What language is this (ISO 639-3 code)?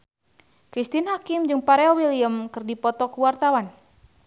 sun